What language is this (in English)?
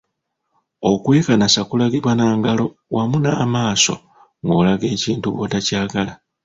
Ganda